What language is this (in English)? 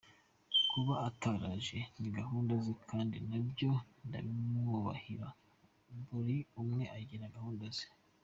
Kinyarwanda